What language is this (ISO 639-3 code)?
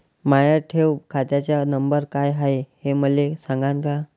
mar